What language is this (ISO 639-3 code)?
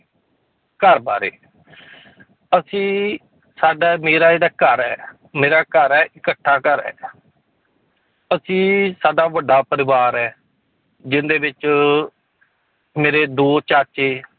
pan